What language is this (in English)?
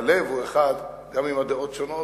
Hebrew